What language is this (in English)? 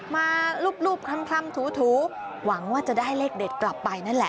Thai